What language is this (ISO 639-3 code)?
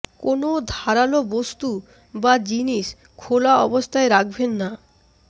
ben